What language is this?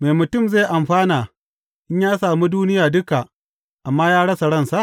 Hausa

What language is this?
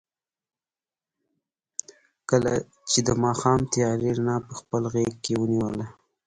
Pashto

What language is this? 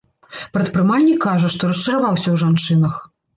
Belarusian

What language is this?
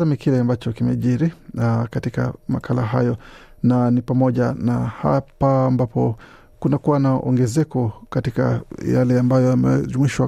Swahili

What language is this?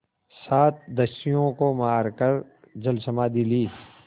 Hindi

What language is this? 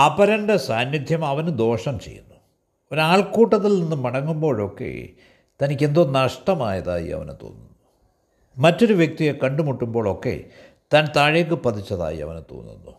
Malayalam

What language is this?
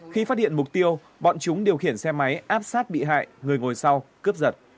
Vietnamese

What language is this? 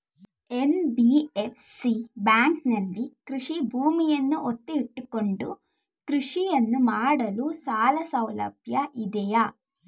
Kannada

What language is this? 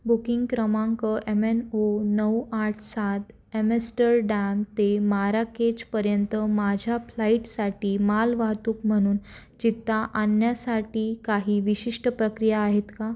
Marathi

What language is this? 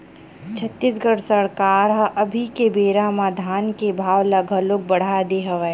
Chhattisgarhi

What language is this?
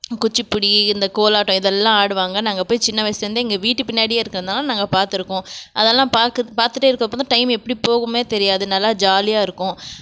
Tamil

